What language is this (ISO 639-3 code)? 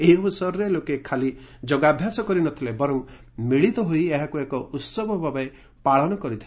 ori